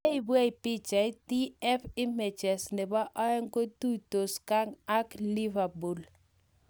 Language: Kalenjin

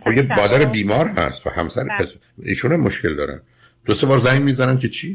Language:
Persian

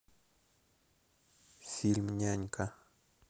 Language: Russian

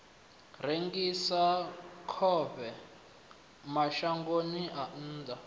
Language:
Venda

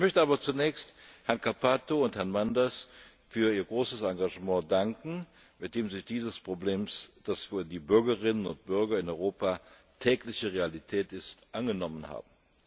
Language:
German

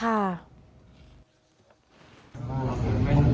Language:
Thai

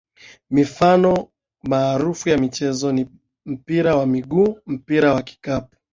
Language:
Swahili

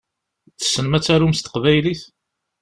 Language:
Kabyle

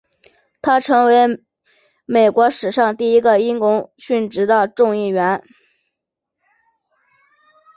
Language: Chinese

